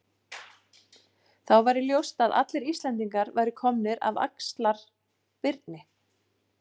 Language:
Icelandic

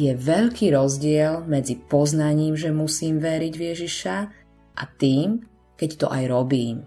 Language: Slovak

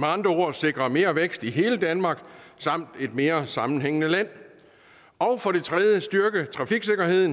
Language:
Danish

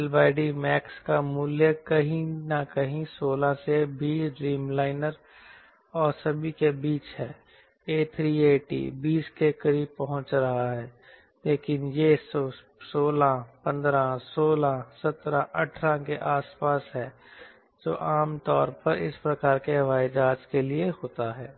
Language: Hindi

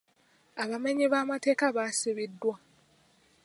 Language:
Ganda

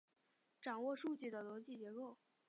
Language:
Chinese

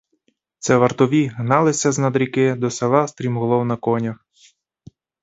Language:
Ukrainian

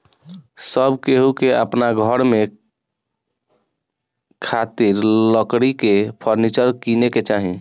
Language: Bhojpuri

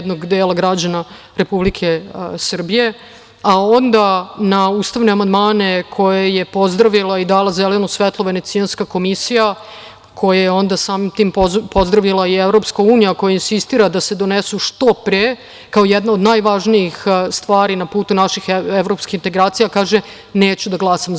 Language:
Serbian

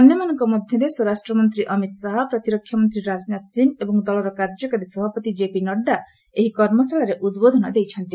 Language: Odia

